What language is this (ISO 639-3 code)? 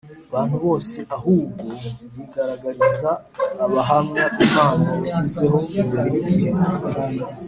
kin